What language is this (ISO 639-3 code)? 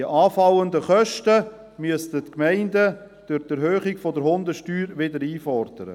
gsw